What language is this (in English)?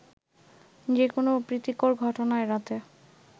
Bangla